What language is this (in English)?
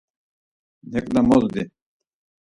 Laz